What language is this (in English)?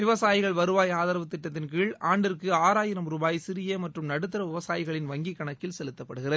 Tamil